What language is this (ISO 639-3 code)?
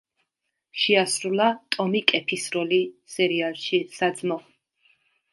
kat